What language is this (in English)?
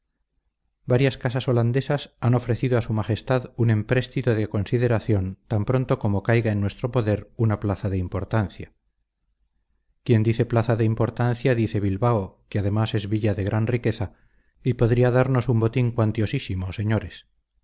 Spanish